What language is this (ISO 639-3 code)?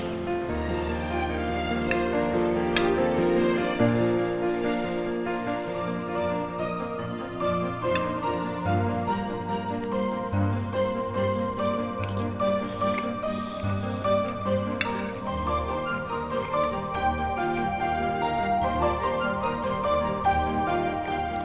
ind